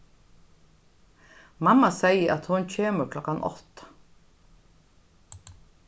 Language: Faroese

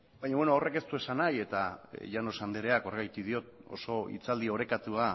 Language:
Basque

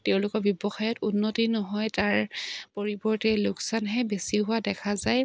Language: Assamese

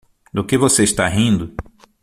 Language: Portuguese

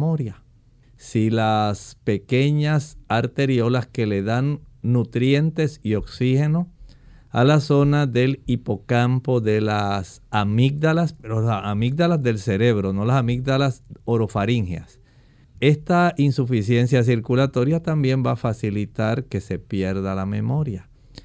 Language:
Spanish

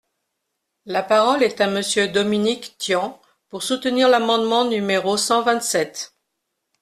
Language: French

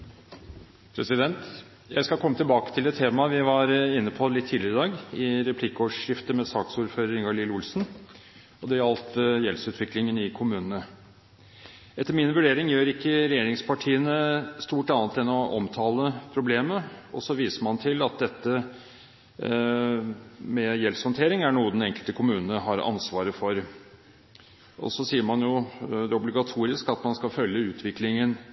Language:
Norwegian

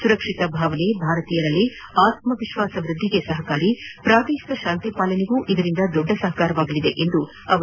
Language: Kannada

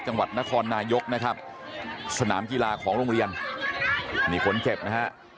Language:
Thai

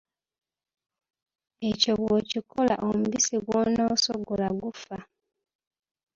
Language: Ganda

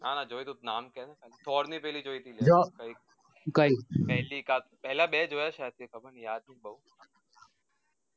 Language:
Gujarati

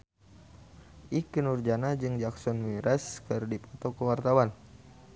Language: Sundanese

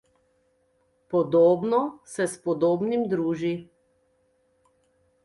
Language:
Slovenian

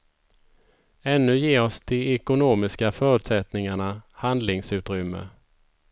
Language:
Swedish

